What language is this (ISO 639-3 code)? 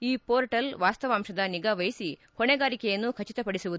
kan